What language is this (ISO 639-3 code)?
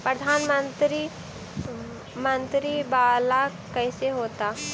mag